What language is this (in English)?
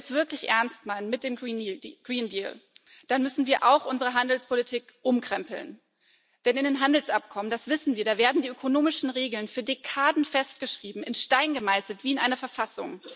German